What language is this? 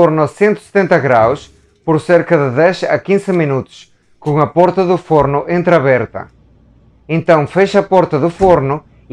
Portuguese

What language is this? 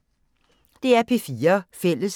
Danish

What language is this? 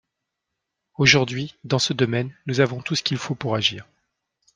French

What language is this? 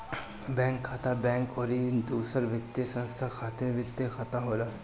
Bhojpuri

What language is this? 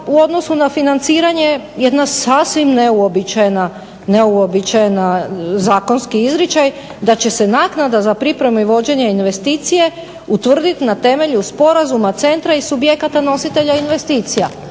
Croatian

